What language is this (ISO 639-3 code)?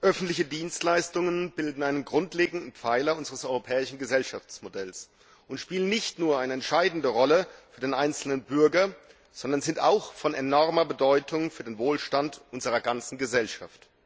deu